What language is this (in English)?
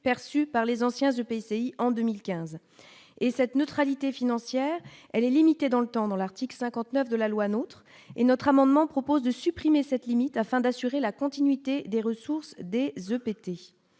French